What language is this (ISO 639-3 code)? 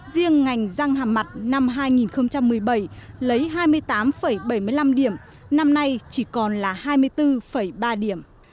vie